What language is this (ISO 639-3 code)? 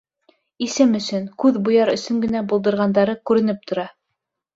bak